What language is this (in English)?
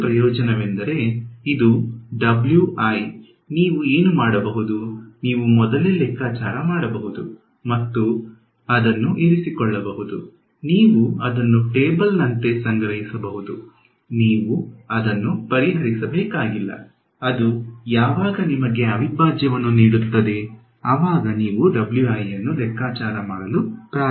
Kannada